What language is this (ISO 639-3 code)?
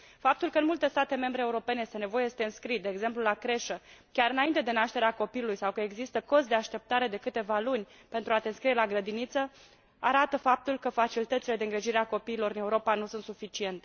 ron